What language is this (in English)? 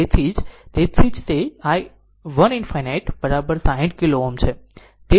Gujarati